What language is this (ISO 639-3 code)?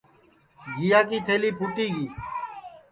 ssi